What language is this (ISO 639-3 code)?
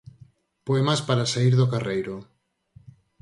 glg